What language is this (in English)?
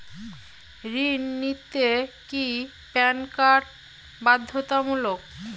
Bangla